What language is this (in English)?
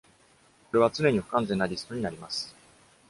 Japanese